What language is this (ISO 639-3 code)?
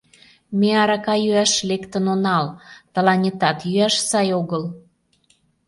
chm